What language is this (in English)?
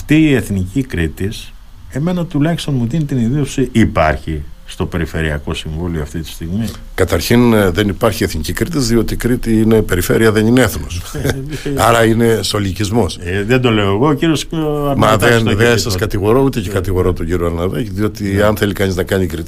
Greek